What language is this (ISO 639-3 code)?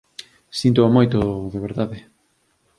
glg